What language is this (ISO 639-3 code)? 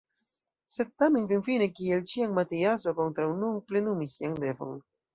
epo